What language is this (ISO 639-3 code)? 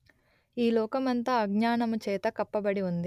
tel